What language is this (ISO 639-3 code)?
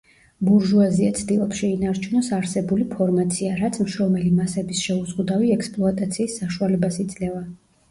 kat